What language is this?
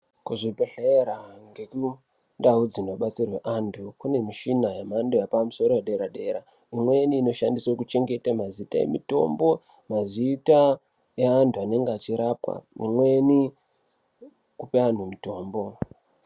Ndau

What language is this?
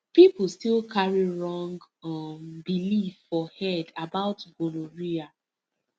Nigerian Pidgin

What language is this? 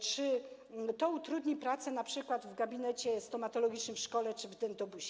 Polish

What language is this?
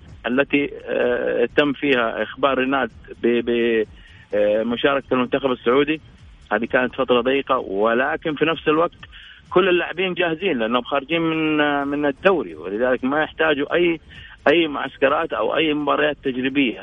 Arabic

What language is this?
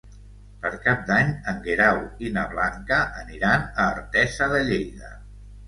Catalan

